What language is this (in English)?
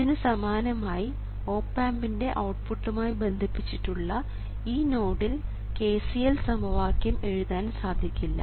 Malayalam